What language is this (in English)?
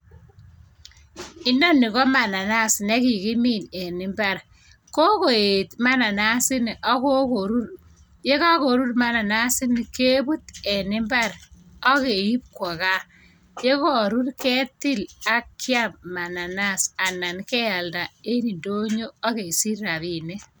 Kalenjin